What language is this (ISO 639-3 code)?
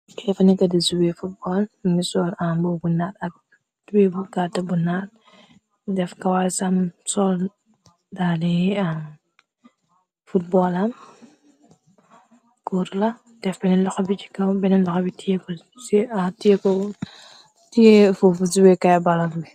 wol